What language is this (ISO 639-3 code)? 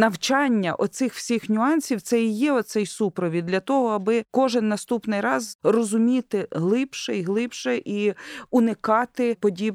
ukr